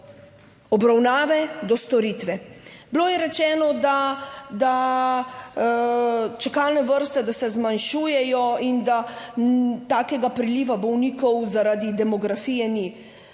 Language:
Slovenian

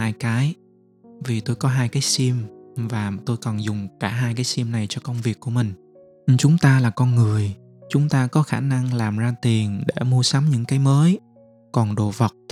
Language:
Vietnamese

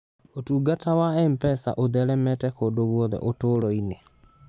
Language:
Kikuyu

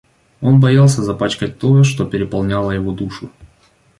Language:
Russian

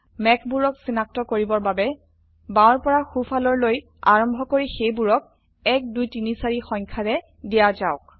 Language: Assamese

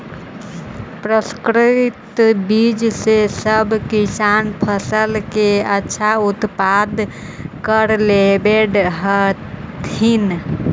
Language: Magahi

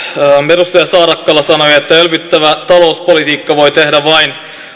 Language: Finnish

